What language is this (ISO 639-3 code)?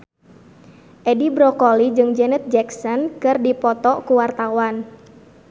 sun